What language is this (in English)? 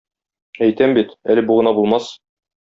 Tatar